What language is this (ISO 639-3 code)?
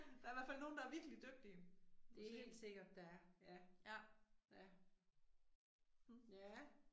dan